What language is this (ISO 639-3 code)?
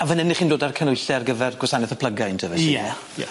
cym